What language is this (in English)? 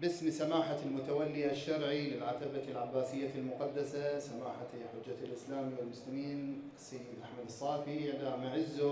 Arabic